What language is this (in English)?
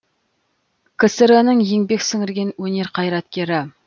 Kazakh